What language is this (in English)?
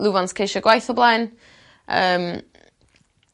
Welsh